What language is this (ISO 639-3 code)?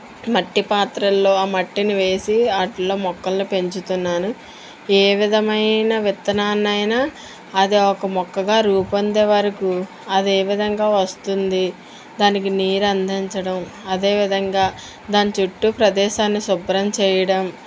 tel